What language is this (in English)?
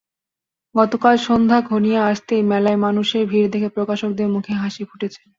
Bangla